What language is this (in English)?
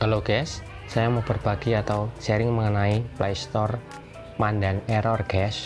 Indonesian